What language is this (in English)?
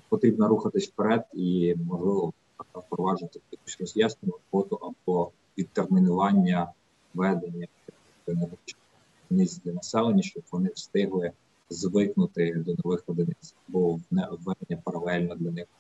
Ukrainian